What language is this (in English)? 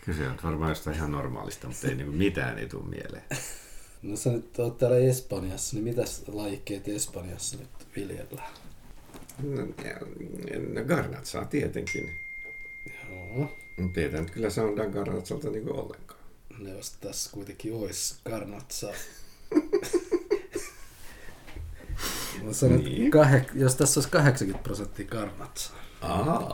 Finnish